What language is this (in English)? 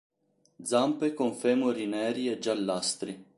Italian